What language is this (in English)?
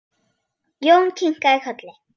Icelandic